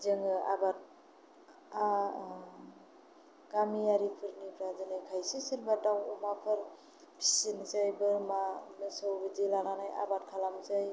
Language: Bodo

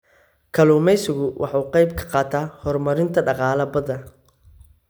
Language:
Somali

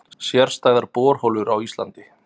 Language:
Icelandic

